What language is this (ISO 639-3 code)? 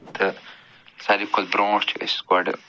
kas